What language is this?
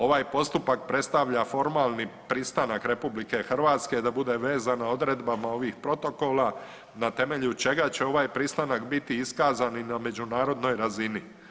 Croatian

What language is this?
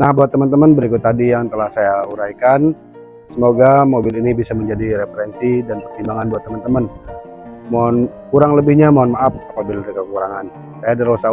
Indonesian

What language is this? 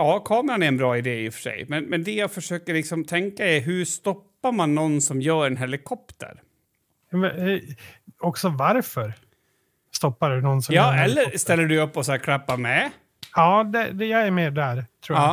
Swedish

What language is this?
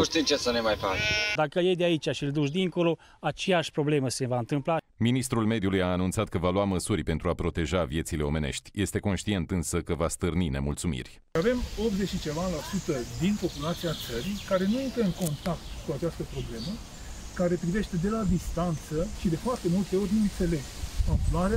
Romanian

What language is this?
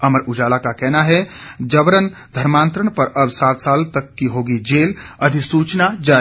Hindi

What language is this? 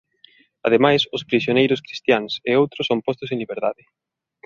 Galician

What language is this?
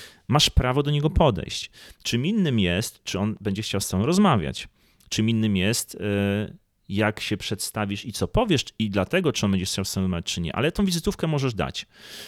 Polish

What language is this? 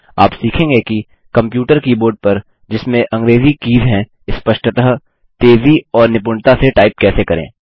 Hindi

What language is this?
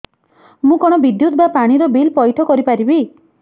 Odia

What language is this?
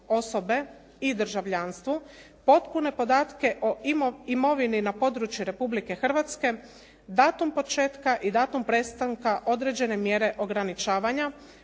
Croatian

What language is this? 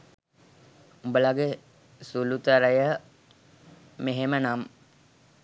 Sinhala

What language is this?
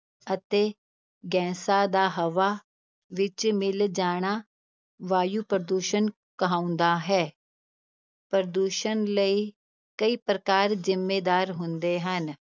Punjabi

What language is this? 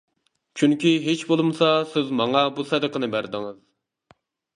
Uyghur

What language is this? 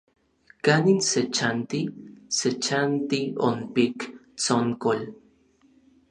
Orizaba Nahuatl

